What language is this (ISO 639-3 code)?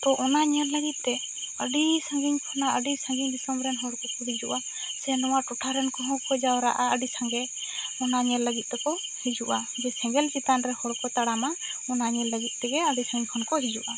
sat